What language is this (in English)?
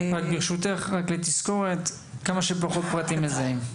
Hebrew